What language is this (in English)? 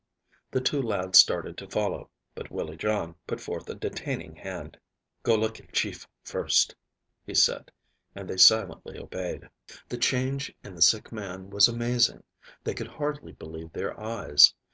English